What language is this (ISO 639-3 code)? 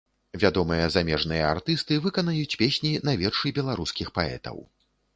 bel